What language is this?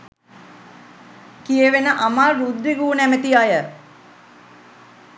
Sinhala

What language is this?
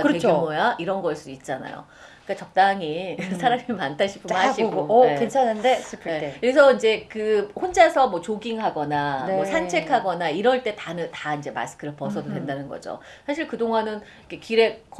Korean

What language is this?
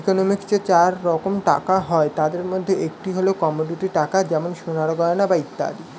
Bangla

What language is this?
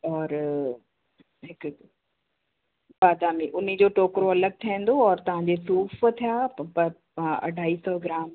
Sindhi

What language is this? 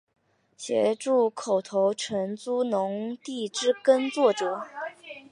Chinese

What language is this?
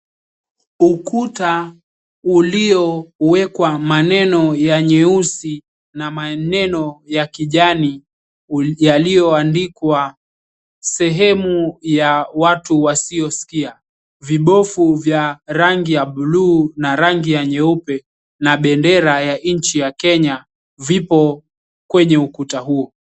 Swahili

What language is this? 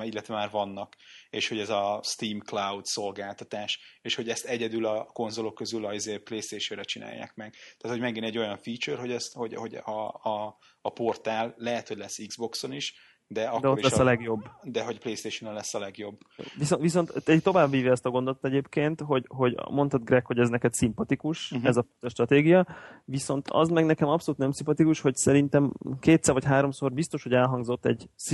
Hungarian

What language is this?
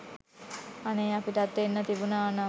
Sinhala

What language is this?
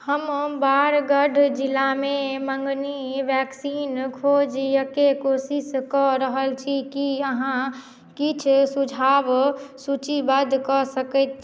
Maithili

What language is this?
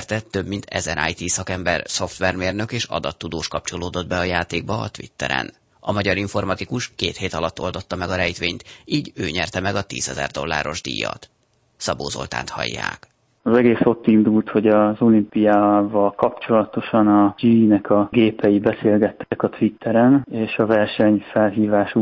Hungarian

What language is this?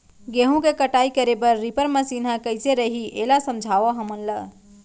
Chhattisgarhi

